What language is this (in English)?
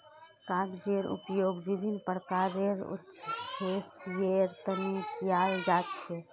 Magahi